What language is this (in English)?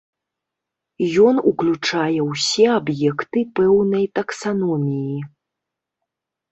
Belarusian